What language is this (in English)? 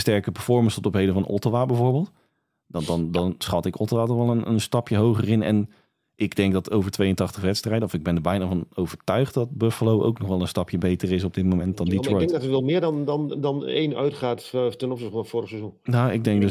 Dutch